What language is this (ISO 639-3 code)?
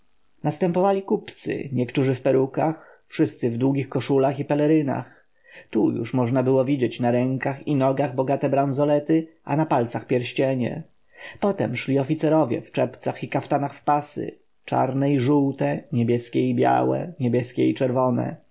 pol